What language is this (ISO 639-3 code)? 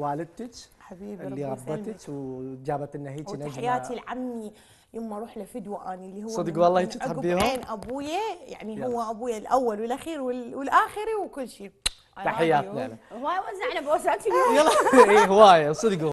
ara